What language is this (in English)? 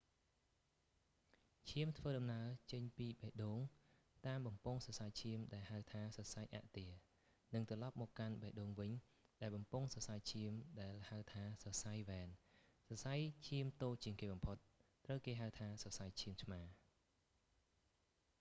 Khmer